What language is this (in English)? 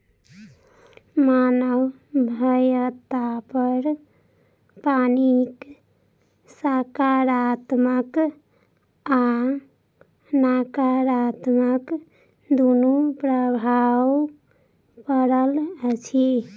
Maithili